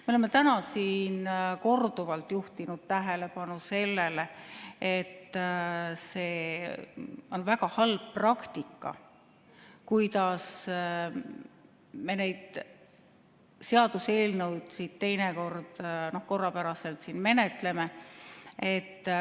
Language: Estonian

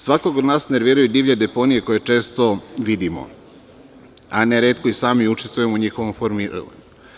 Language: Serbian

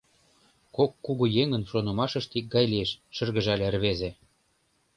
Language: Mari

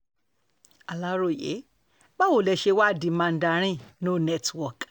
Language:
Yoruba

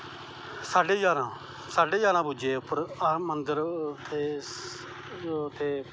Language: Dogri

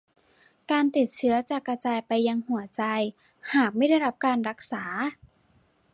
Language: Thai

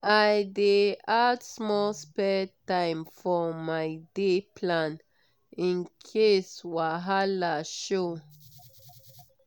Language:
Nigerian Pidgin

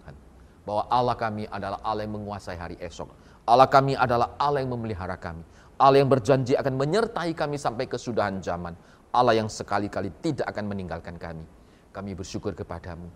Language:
Indonesian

